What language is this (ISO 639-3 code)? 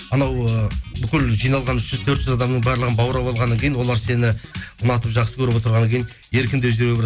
kaz